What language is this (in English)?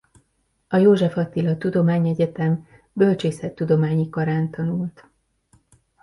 Hungarian